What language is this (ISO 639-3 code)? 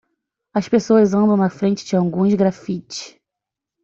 por